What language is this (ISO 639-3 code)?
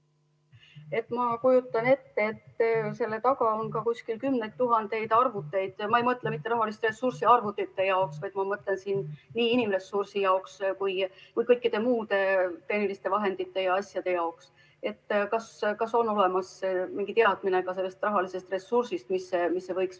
est